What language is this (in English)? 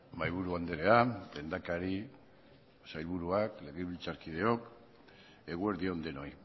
Basque